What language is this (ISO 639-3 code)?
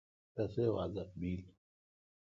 xka